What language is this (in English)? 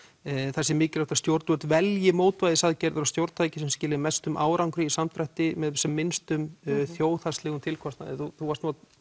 Icelandic